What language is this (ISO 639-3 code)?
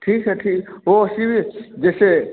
hin